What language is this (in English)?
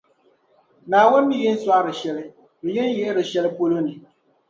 Dagbani